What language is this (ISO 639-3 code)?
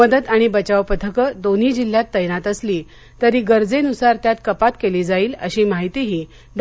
mar